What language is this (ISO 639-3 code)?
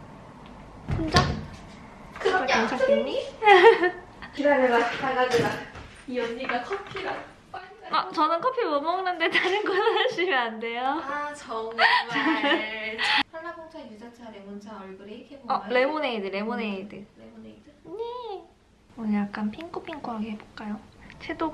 kor